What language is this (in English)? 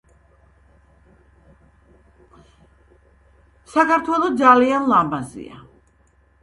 Georgian